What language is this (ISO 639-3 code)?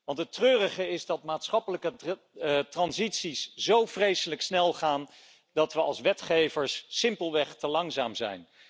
nld